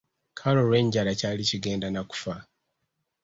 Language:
Ganda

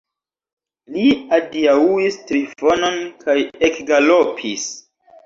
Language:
Esperanto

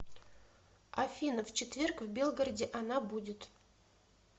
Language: Russian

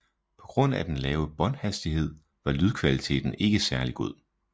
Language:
Danish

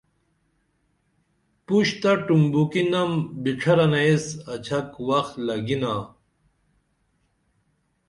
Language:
Dameli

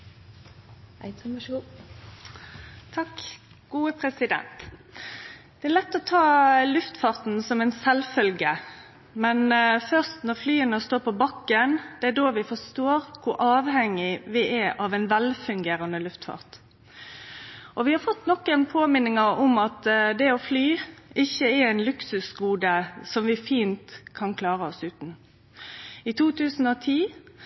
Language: Norwegian Nynorsk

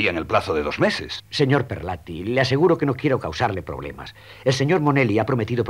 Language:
Spanish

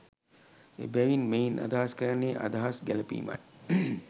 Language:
Sinhala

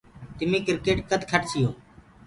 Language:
Gurgula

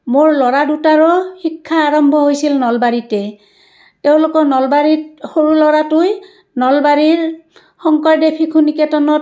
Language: Assamese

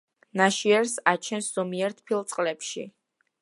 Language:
Georgian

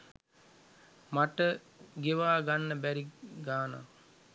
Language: Sinhala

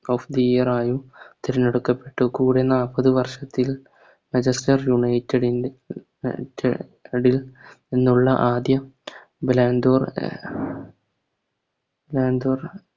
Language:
Malayalam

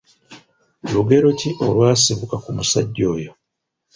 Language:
Ganda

